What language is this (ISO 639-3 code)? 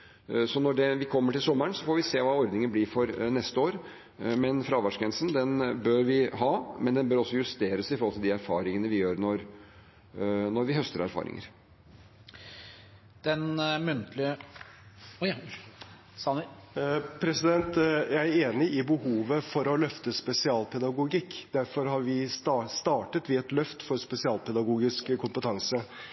nob